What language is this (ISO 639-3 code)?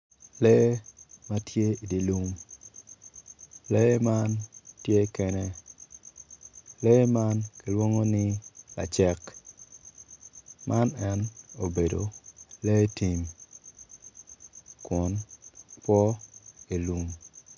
ach